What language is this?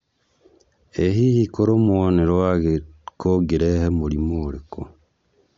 Kikuyu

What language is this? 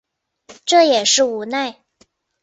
Chinese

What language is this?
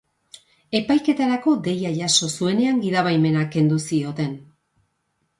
Basque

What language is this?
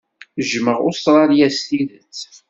Kabyle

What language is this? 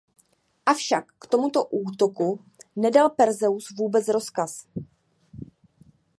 Czech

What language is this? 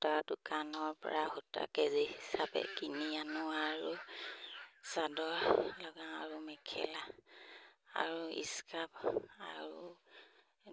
Assamese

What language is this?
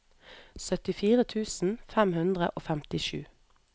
Norwegian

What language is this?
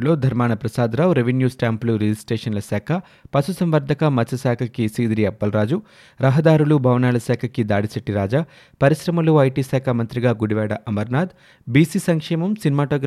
Telugu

